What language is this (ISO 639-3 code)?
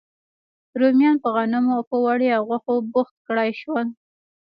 pus